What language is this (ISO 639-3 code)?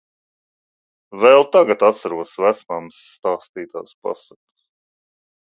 lav